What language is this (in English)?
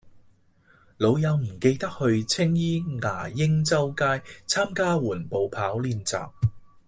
Cantonese